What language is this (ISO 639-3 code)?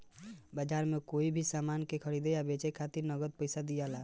bho